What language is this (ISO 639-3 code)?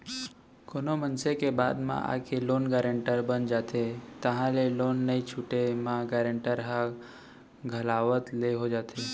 hne